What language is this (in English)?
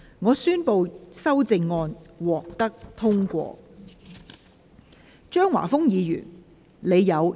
Cantonese